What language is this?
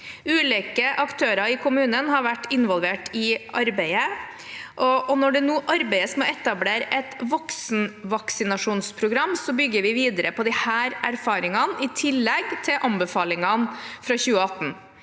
Norwegian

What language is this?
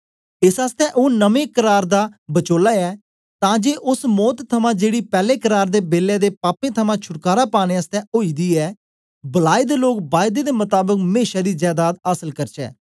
Dogri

